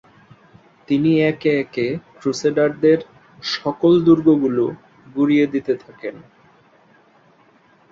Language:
Bangla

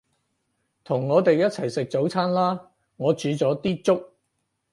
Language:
Cantonese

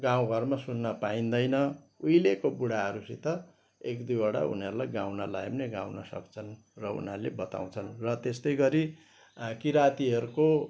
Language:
Nepali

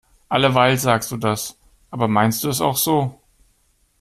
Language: German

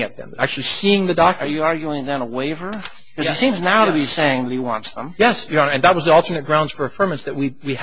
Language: English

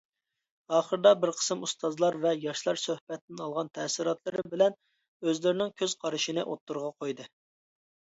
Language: Uyghur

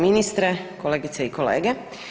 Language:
Croatian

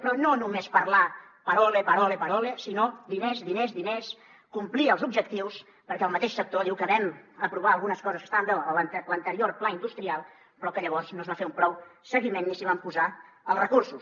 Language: Catalan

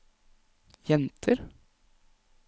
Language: Norwegian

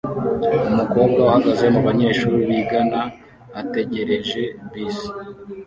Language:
Kinyarwanda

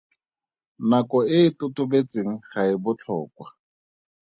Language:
Tswana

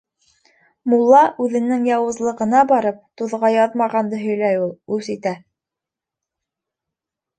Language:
Bashkir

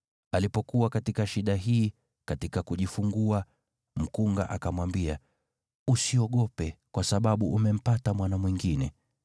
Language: Swahili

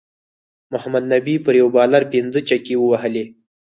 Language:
Pashto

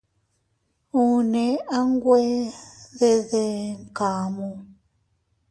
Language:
Teutila Cuicatec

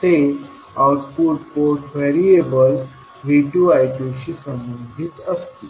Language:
Marathi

